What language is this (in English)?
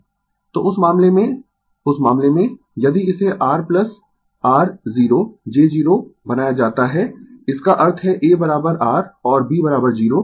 Hindi